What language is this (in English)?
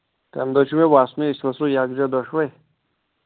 Kashmiri